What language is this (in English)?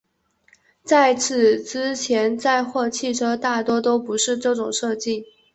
Chinese